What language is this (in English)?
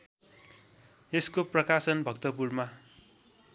Nepali